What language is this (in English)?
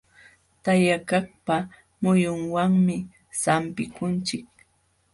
Jauja Wanca Quechua